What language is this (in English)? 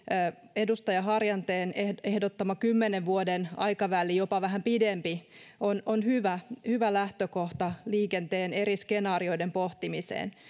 Finnish